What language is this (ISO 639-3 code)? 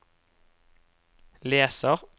nor